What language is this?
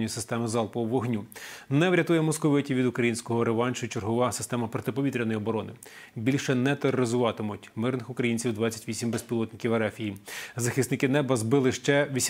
Ukrainian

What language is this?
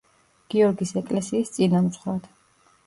Georgian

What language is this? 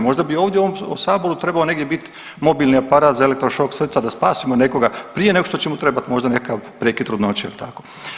Croatian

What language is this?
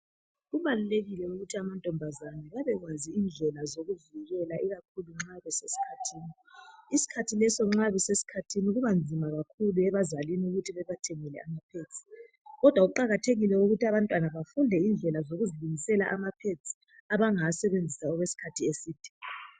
North Ndebele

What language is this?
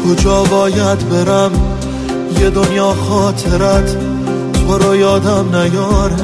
Persian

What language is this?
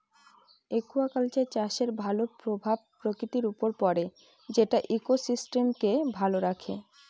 Bangla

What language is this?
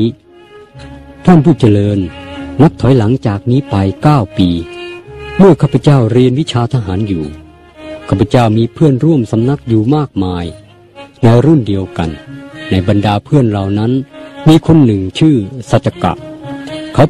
Thai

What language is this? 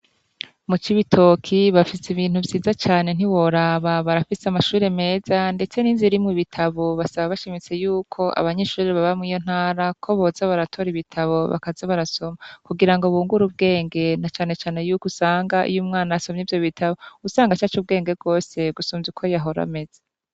Rundi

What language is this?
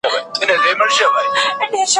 Pashto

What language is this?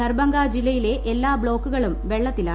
Malayalam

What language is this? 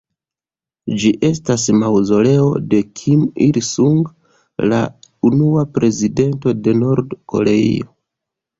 Esperanto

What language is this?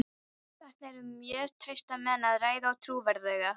Icelandic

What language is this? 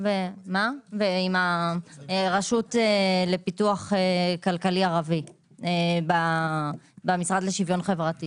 Hebrew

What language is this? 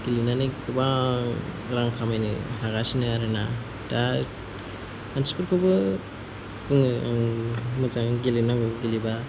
Bodo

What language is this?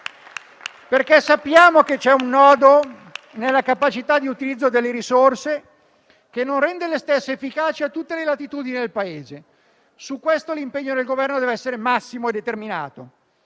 Italian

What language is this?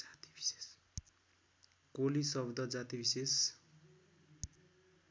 Nepali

